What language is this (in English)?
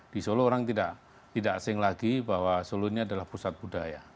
Indonesian